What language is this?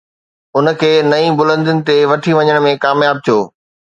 Sindhi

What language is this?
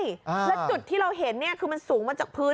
Thai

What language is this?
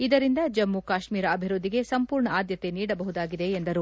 Kannada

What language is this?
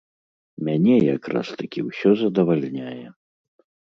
Belarusian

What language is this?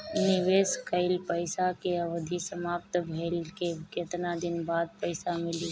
Bhojpuri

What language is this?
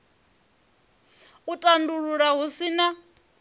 Venda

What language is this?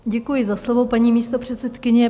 Czech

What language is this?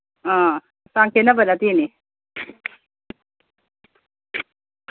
Manipuri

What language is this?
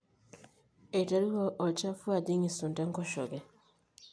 Masai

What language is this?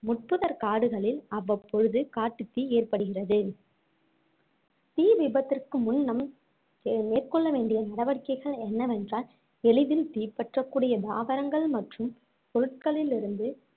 Tamil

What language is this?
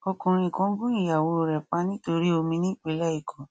Yoruba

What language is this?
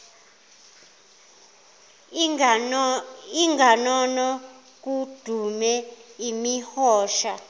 Zulu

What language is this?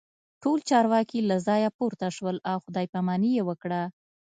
Pashto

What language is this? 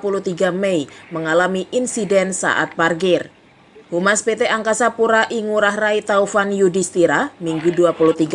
Indonesian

